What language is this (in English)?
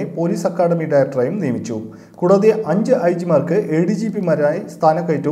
Hindi